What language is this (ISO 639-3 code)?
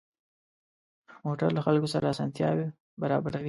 pus